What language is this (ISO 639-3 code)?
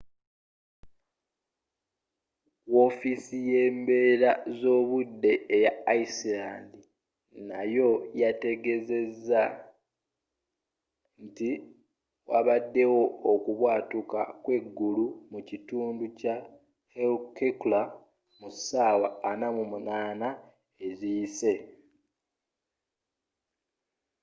lug